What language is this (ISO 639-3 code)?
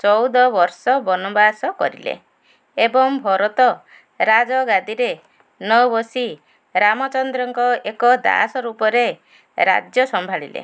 ori